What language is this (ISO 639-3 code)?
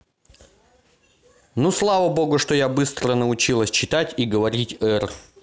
rus